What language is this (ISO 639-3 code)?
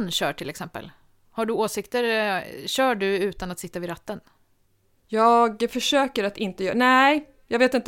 swe